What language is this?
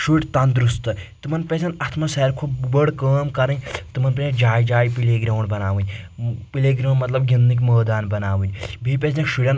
Kashmiri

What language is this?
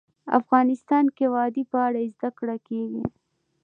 Pashto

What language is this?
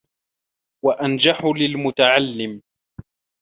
Arabic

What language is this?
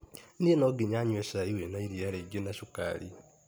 Kikuyu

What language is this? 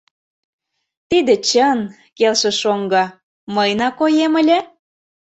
Mari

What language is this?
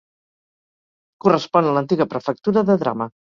Catalan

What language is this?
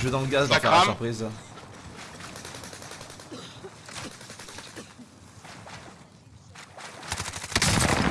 French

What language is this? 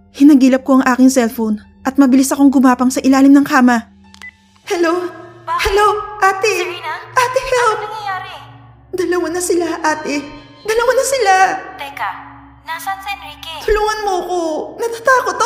Filipino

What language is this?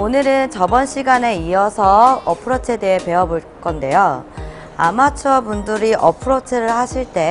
Korean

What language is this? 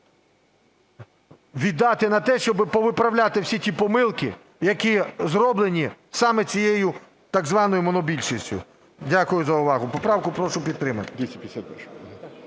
Ukrainian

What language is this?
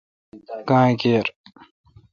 Kalkoti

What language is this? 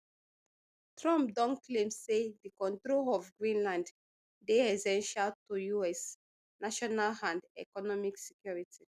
Nigerian Pidgin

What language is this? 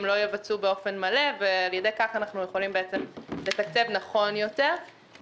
Hebrew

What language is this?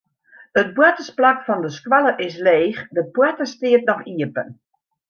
Western Frisian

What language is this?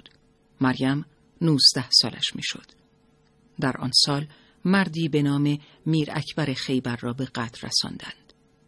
Persian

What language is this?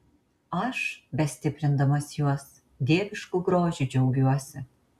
Lithuanian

